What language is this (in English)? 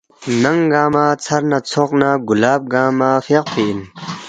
Balti